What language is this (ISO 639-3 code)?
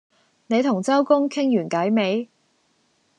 yue